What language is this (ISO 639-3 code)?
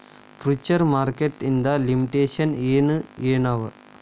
kan